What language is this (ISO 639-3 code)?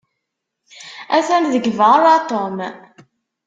kab